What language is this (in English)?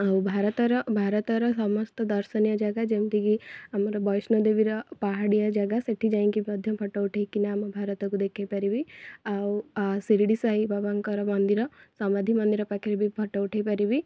Odia